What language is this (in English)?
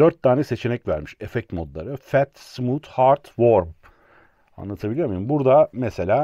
Turkish